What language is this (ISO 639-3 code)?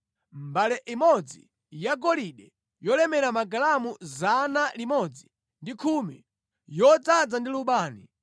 nya